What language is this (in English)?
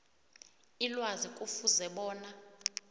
South Ndebele